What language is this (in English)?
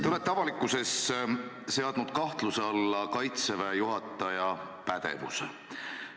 Estonian